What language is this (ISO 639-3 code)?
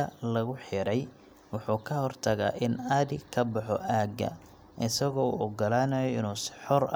som